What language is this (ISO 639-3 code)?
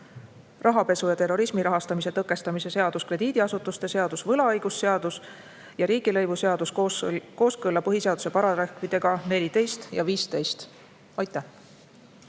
est